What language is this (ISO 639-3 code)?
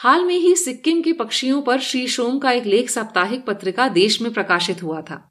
hin